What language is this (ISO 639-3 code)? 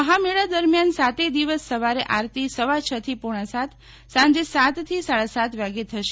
guj